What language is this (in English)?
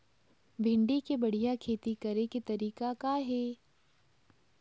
Chhattisgarhi